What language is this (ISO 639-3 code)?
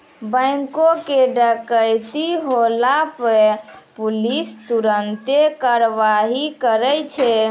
mai